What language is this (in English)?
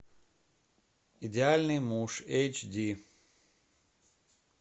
Russian